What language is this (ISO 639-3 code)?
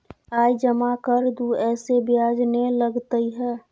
mai